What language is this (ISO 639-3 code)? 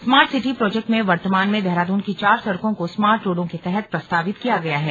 hin